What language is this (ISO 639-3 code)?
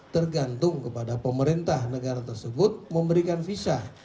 ind